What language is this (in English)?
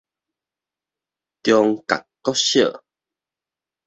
Min Nan Chinese